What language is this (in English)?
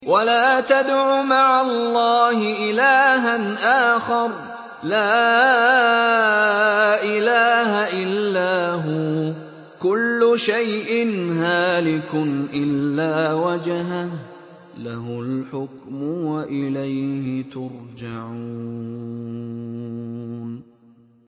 Arabic